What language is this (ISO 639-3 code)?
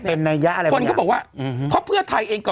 tha